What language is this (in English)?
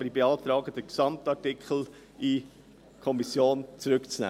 Swiss German